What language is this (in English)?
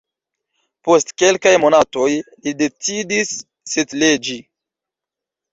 Esperanto